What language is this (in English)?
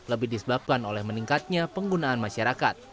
Indonesian